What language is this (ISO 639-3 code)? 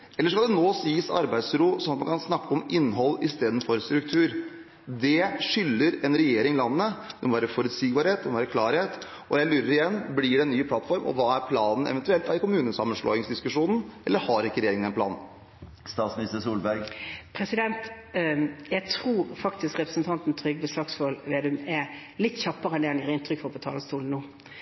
nob